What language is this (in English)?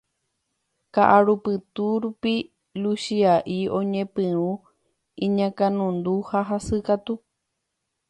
Guarani